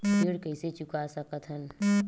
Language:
Chhattisgarhi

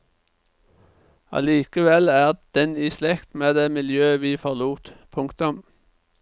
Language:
Norwegian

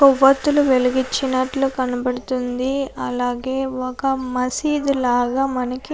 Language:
Telugu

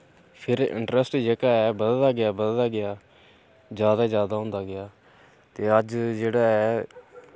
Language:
Dogri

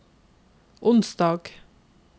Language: Norwegian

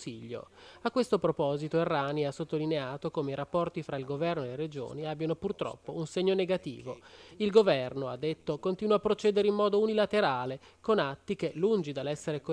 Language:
Italian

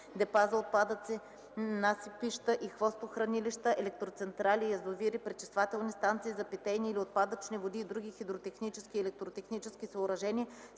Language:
Bulgarian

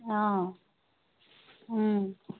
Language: Assamese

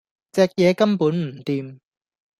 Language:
Cantonese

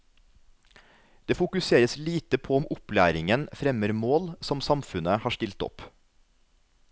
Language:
Norwegian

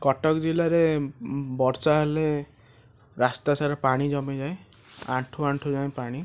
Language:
Odia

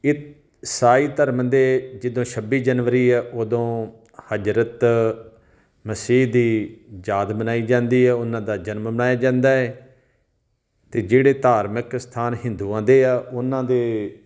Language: Punjabi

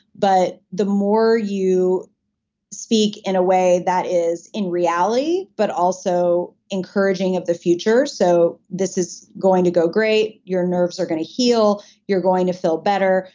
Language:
English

